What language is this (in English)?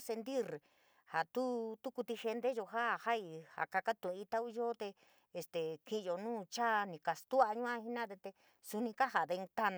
San Miguel El Grande Mixtec